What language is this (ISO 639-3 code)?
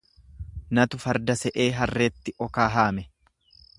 orm